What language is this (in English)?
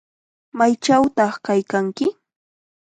Chiquián Ancash Quechua